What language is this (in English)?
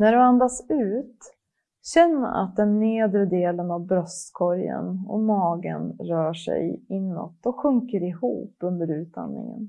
Swedish